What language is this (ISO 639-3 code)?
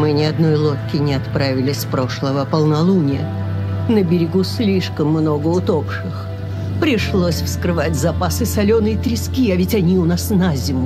rus